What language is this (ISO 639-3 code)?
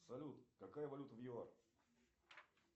rus